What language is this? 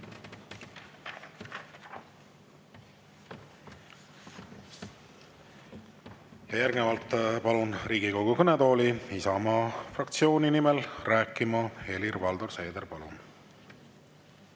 Estonian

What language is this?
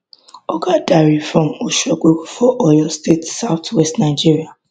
Nigerian Pidgin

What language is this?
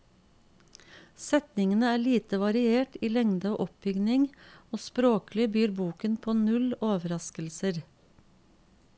Norwegian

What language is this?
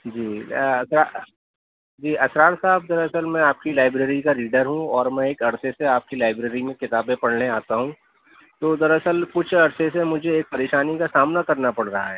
Urdu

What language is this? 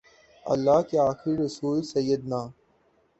Urdu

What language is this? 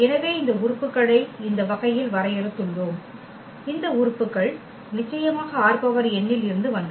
Tamil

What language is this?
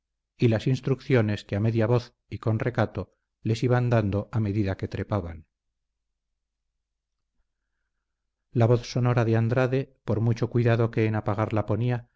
Spanish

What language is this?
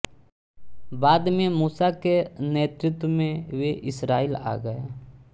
Hindi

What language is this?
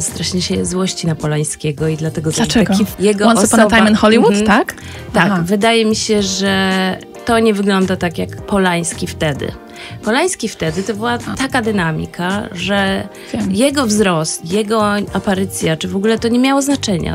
Polish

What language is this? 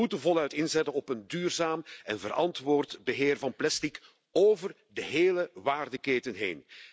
Dutch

